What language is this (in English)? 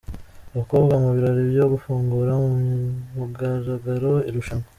Kinyarwanda